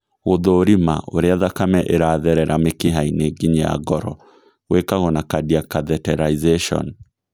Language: Kikuyu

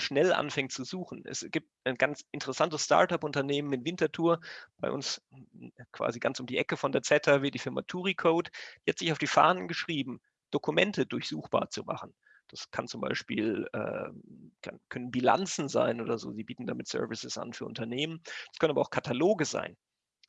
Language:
German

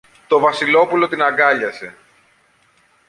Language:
Greek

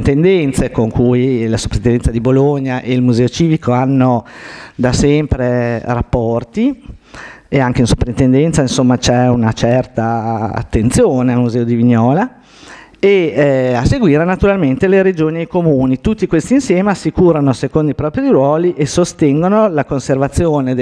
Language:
Italian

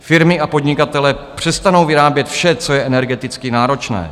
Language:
Czech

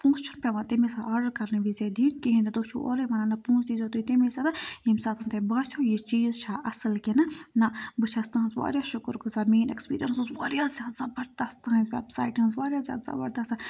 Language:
Kashmiri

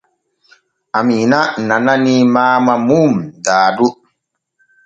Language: Borgu Fulfulde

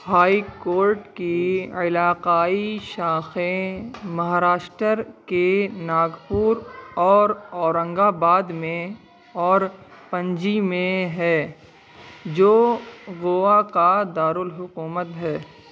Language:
Urdu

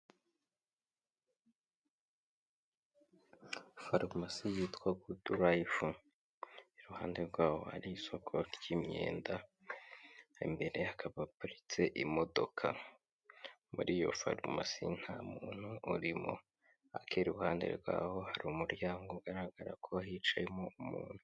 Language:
Kinyarwanda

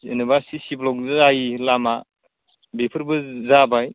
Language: Bodo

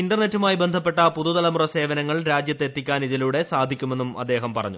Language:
Malayalam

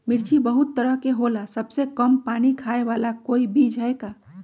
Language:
Magahi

